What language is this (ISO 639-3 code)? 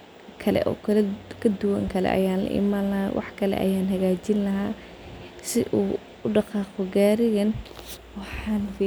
som